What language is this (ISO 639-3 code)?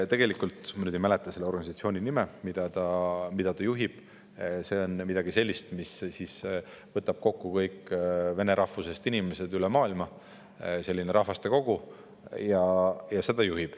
est